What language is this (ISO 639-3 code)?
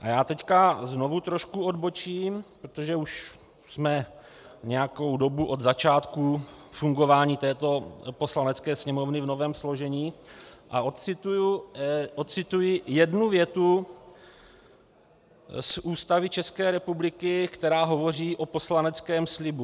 ces